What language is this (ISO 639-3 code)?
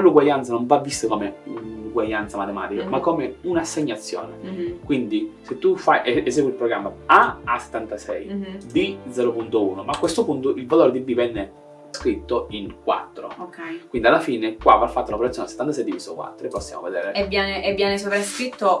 ita